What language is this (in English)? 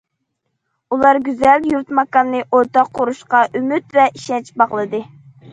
Uyghur